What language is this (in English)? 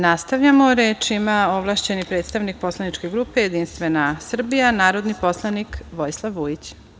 Serbian